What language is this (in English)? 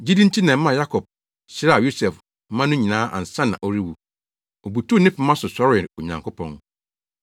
Akan